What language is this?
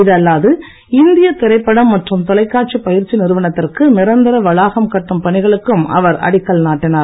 Tamil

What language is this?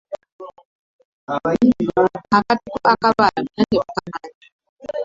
Ganda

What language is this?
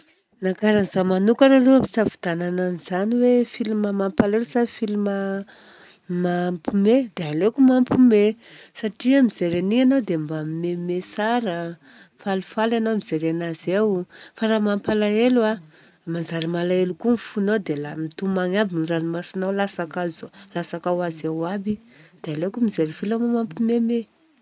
Southern Betsimisaraka Malagasy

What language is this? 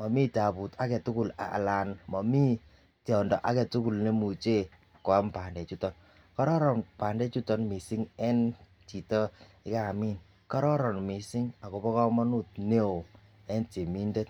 Kalenjin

